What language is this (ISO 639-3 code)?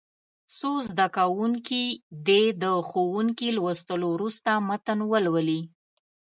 pus